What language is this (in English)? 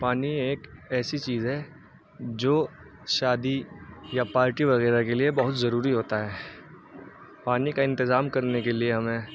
Urdu